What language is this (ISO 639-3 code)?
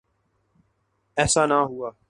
urd